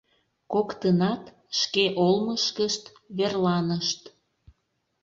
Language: Mari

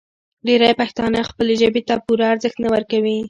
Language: Pashto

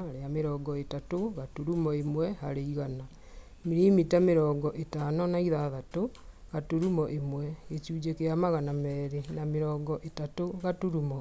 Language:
Kikuyu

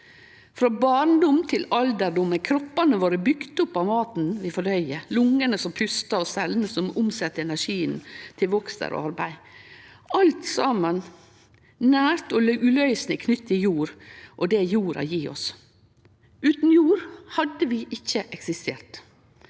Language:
Norwegian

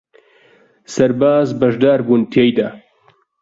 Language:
Central Kurdish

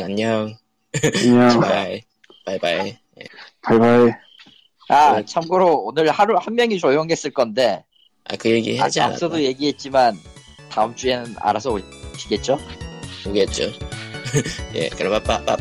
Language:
Korean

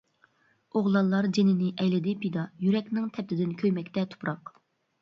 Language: Uyghur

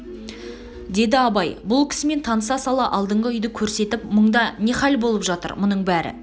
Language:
Kazakh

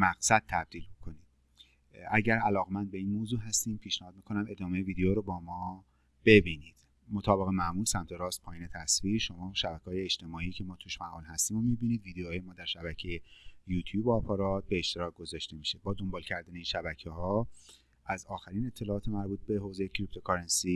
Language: Persian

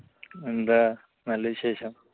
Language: Malayalam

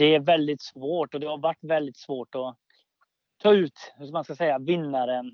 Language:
Swedish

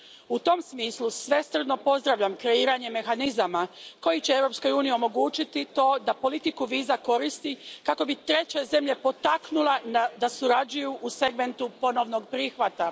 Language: Croatian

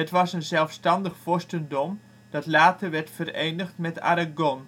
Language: Dutch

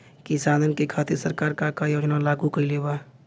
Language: Bhojpuri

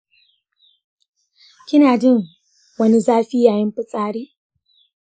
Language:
Hausa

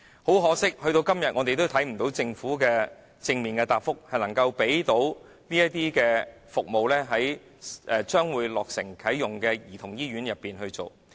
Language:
Cantonese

